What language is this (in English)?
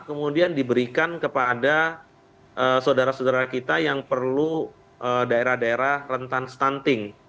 Indonesian